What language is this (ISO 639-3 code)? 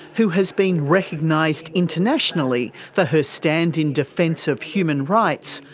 eng